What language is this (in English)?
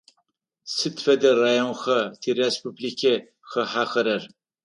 Adyghe